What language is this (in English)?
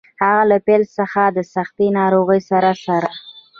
Pashto